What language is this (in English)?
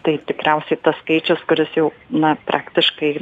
Lithuanian